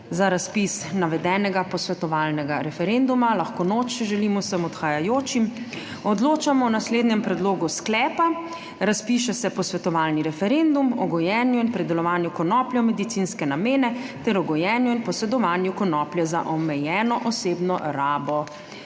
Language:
Slovenian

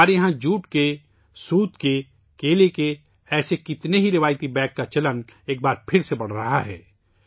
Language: Urdu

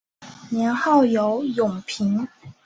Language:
Chinese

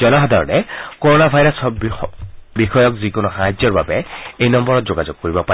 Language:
Assamese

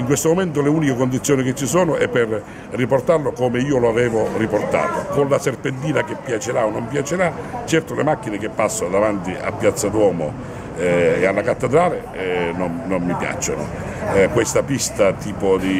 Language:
Italian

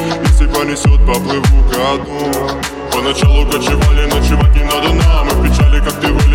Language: Bulgarian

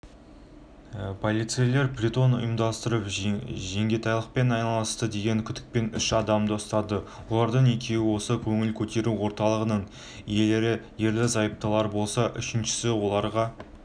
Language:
Kazakh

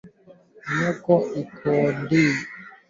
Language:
Swahili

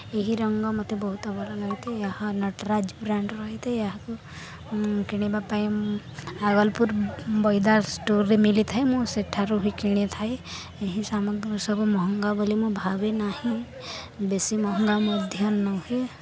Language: Odia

